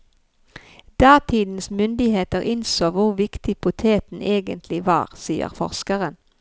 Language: Norwegian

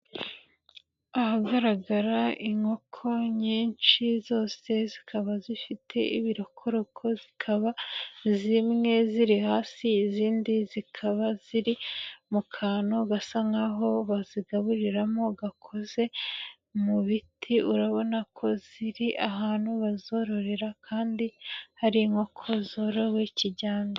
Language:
Kinyarwanda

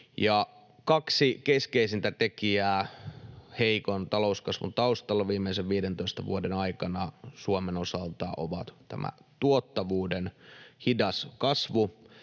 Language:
Finnish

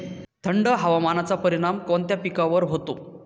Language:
Marathi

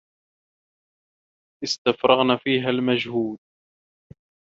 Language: Arabic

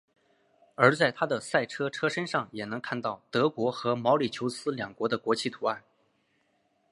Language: Chinese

